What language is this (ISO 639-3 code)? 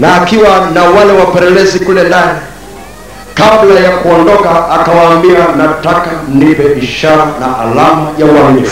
swa